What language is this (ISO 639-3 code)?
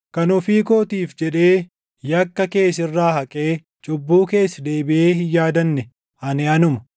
orm